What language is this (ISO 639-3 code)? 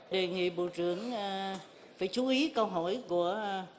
vie